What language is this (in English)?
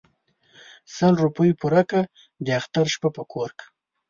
Pashto